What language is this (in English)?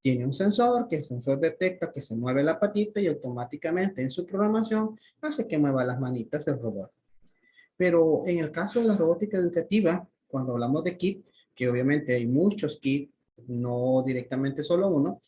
Spanish